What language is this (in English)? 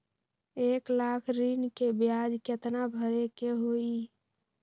Magahi